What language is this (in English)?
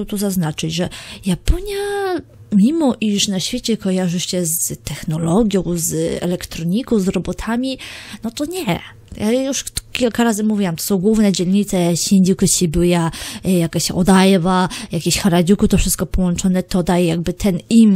Polish